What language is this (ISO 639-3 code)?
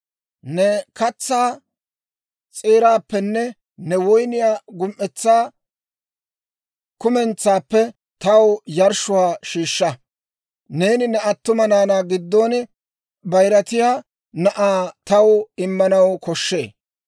dwr